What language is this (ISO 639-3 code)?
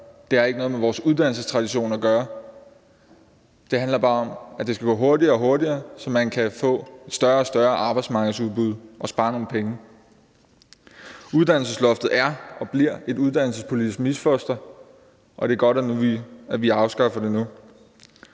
dan